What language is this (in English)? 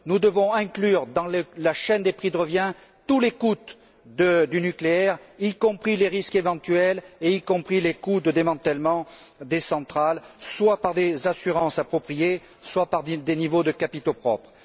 French